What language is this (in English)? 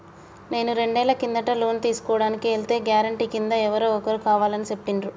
Telugu